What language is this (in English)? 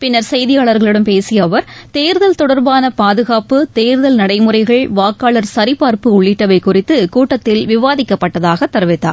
Tamil